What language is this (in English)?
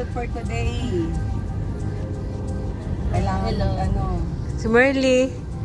Filipino